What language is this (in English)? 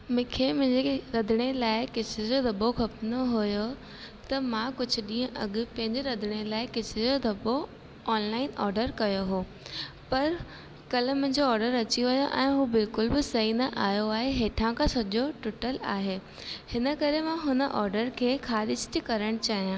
Sindhi